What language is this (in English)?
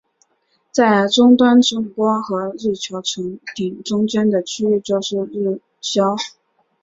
Chinese